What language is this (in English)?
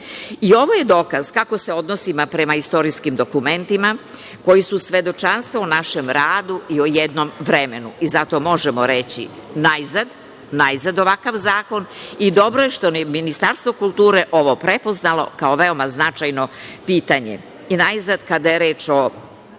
Serbian